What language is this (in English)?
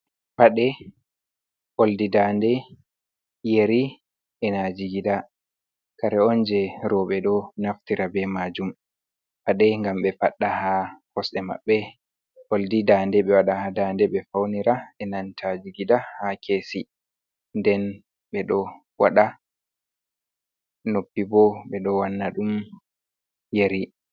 Fula